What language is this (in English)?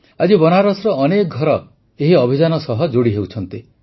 Odia